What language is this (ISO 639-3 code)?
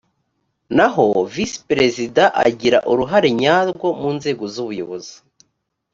kin